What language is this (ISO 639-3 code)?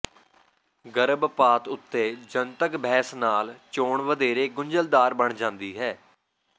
pan